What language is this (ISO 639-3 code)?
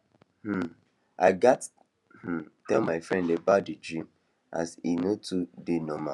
pcm